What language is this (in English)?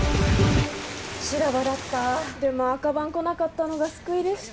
Japanese